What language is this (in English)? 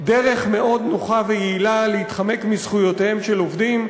Hebrew